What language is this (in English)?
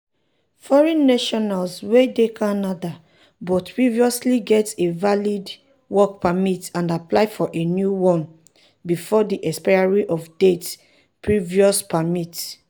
Nigerian Pidgin